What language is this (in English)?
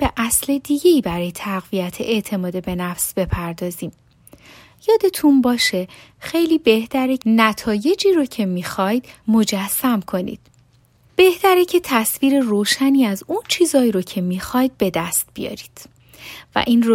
Persian